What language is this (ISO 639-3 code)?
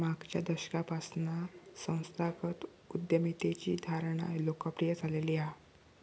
mar